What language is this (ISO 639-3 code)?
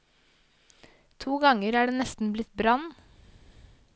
nor